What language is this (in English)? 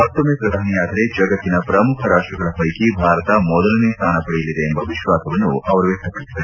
Kannada